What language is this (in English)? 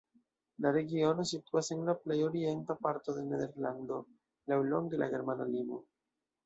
Esperanto